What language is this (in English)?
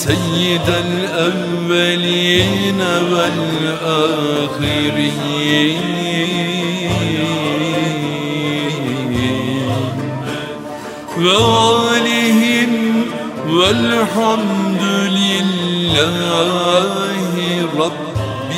Turkish